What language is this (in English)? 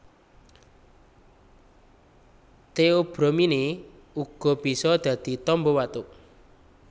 Javanese